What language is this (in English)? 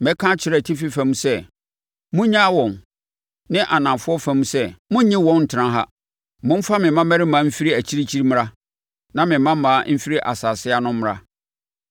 Akan